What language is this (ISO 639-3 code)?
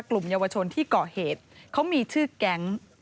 tha